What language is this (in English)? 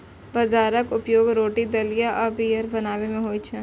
Maithili